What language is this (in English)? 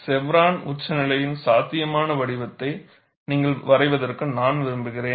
Tamil